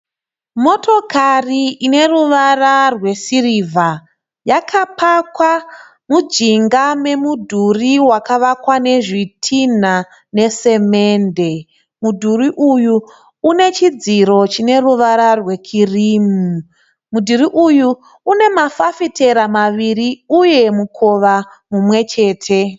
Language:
Shona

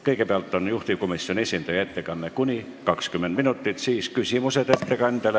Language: Estonian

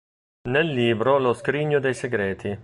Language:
Italian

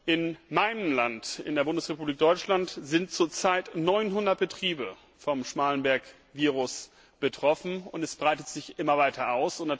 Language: German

